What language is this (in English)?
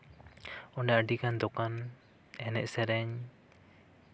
Santali